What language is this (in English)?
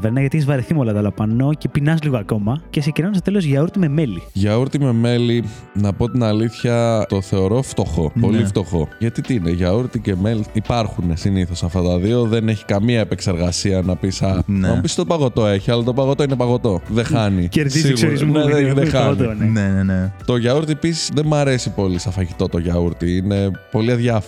Greek